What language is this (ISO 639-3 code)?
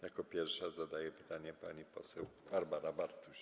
pol